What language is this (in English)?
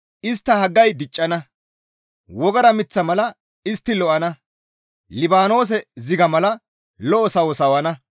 Gamo